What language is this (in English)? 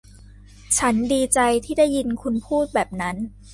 Thai